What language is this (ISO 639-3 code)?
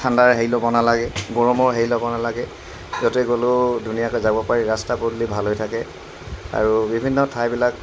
asm